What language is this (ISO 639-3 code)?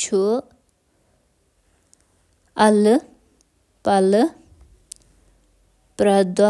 kas